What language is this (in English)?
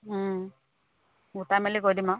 Assamese